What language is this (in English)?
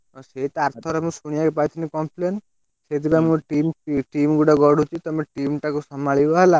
Odia